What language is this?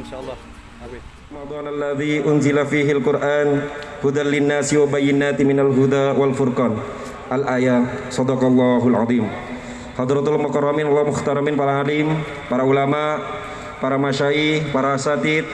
Indonesian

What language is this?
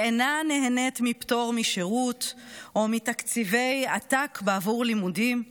Hebrew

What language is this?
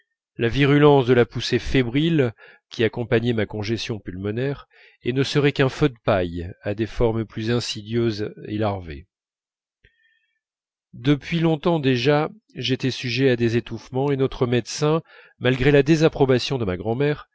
French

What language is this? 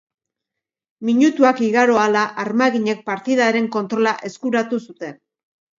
Basque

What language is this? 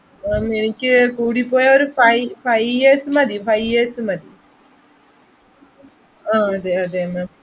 Malayalam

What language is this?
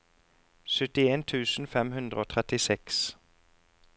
Norwegian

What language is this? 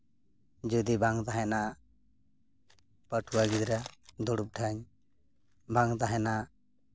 Santali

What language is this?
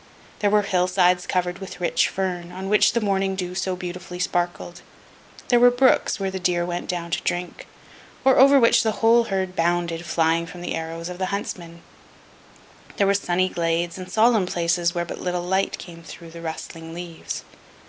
English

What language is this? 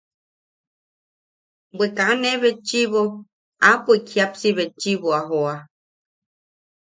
Yaqui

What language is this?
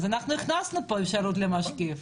Hebrew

